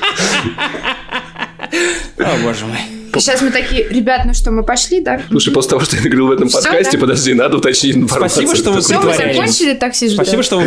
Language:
Russian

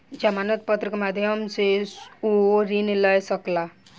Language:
Maithili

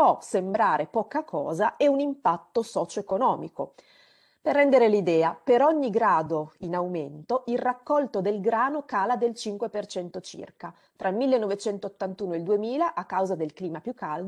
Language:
Italian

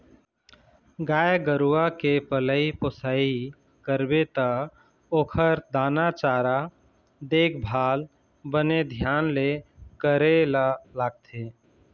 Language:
Chhattisgarhi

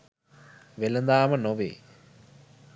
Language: Sinhala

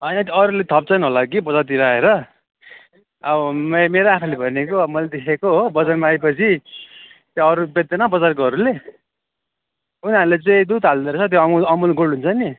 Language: Nepali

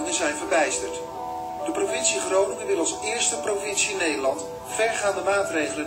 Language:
Dutch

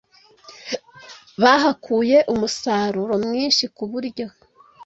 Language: Kinyarwanda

